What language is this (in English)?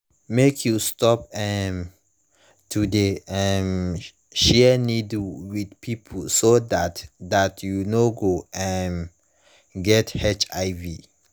Nigerian Pidgin